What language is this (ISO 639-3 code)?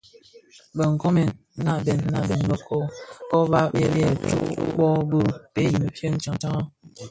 ksf